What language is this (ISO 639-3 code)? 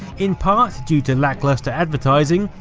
eng